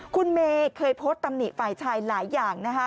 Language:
Thai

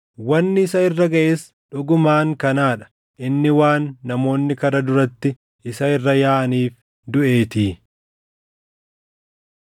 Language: Oromo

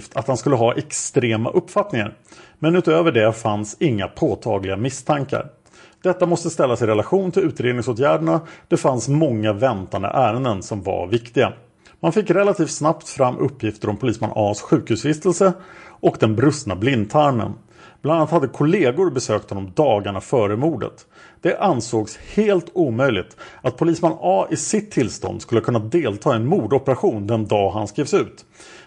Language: Swedish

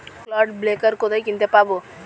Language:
Bangla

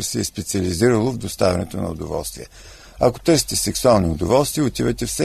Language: Bulgarian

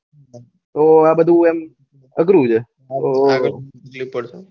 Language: Gujarati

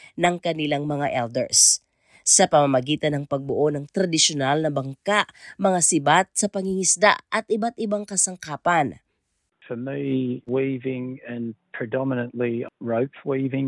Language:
Filipino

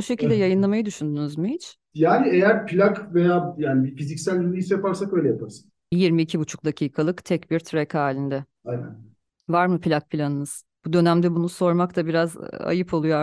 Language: Turkish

